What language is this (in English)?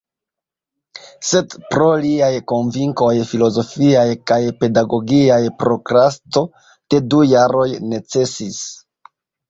Esperanto